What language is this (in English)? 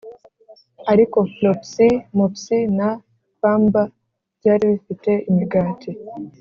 Kinyarwanda